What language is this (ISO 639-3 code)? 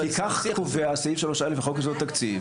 heb